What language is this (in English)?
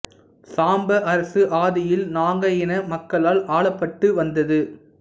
Tamil